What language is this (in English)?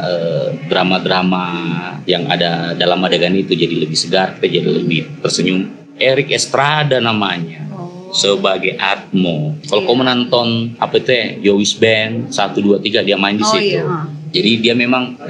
Indonesian